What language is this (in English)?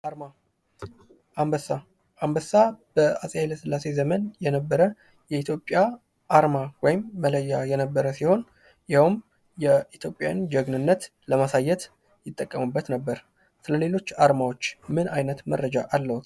Amharic